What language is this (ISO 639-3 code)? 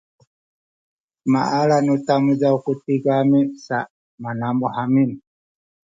szy